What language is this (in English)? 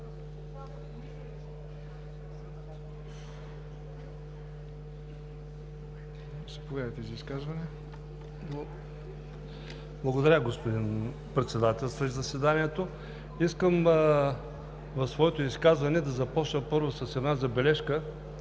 Bulgarian